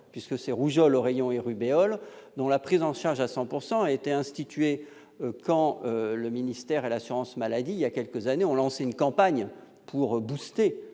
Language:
French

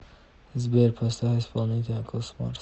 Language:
Russian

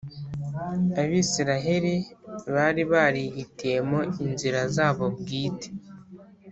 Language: Kinyarwanda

